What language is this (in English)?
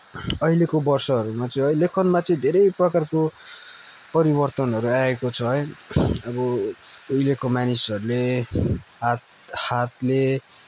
Nepali